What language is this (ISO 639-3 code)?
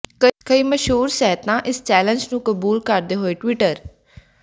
pan